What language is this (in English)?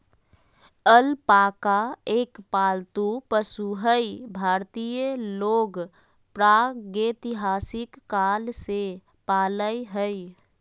Magahi